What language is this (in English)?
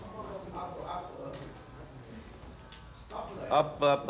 Japanese